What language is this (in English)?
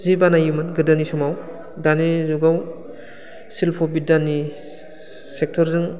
Bodo